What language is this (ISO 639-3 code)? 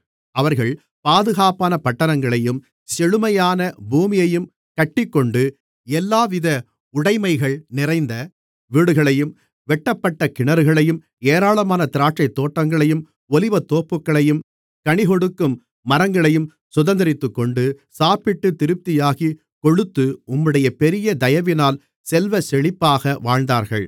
tam